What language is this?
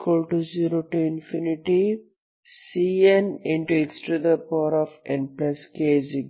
Kannada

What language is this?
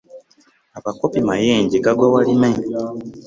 Ganda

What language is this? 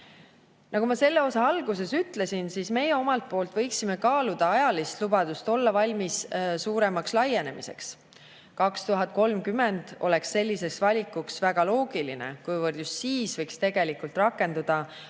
Estonian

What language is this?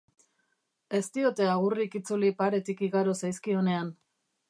Basque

